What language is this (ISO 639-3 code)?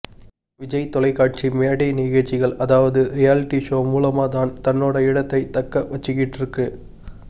tam